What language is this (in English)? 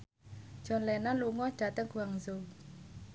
Javanese